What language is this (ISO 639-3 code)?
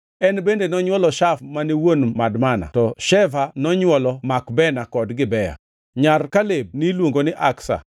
luo